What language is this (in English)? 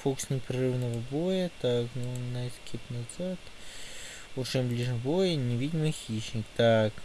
Russian